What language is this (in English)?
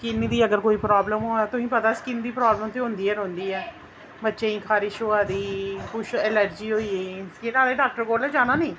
Dogri